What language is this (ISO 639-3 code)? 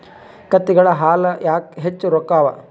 kan